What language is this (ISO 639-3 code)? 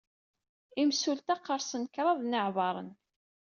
kab